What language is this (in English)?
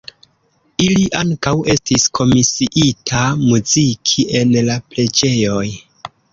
Esperanto